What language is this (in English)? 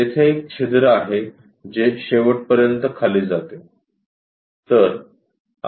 Marathi